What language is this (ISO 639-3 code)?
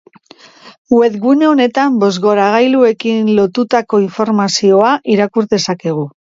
eus